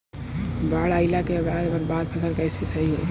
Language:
Bhojpuri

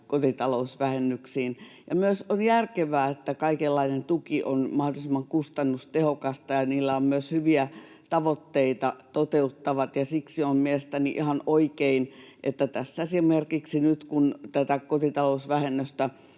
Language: Finnish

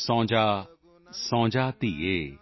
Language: Punjabi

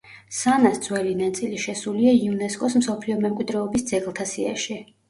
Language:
Georgian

